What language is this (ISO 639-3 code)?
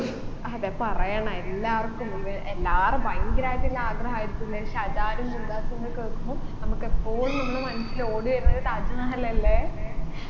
mal